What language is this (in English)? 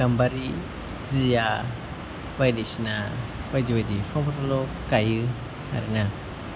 Bodo